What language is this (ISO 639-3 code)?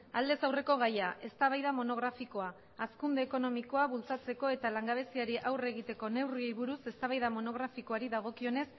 eus